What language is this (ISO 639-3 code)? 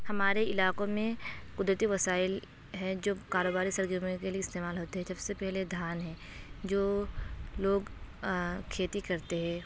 urd